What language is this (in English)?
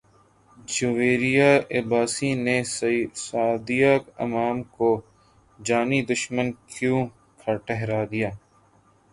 Urdu